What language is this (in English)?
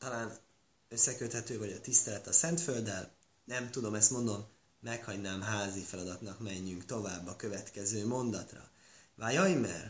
Hungarian